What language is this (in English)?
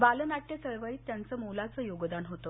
Marathi